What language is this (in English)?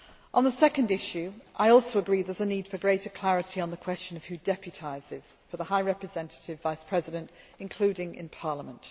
English